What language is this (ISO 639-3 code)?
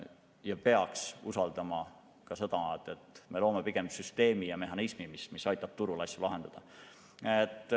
est